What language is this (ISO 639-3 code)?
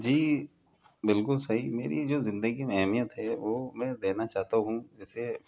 urd